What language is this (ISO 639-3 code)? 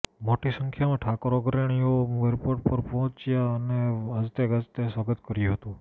guj